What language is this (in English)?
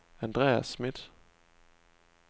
Danish